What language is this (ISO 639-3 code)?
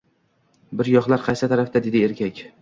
uzb